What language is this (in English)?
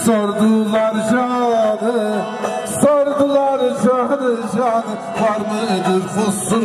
Turkish